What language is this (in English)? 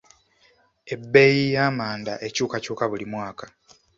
Ganda